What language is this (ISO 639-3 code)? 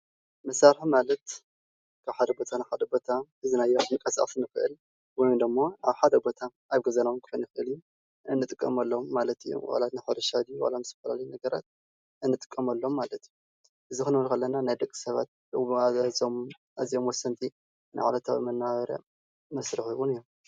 tir